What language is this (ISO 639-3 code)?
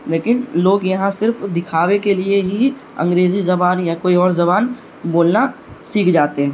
urd